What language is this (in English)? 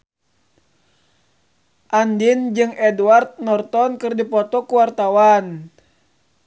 Sundanese